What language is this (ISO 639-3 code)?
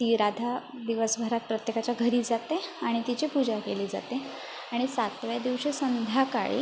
mar